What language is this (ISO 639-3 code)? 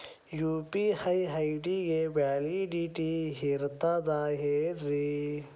kan